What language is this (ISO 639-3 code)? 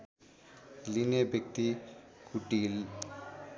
nep